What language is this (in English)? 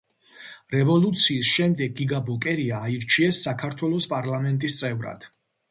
Georgian